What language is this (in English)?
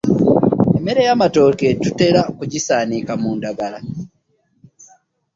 Ganda